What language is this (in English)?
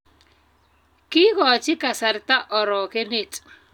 Kalenjin